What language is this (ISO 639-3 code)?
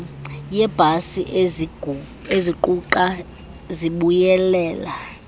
xho